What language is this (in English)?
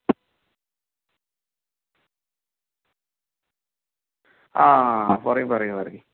Malayalam